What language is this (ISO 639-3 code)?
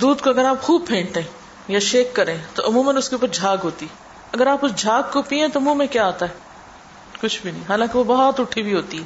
urd